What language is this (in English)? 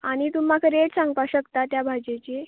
Konkani